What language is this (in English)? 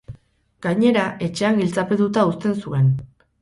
Basque